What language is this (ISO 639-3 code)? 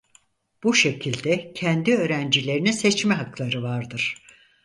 tur